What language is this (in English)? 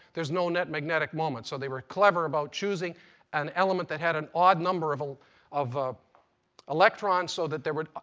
English